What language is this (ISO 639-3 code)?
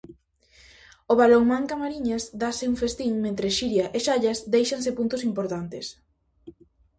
glg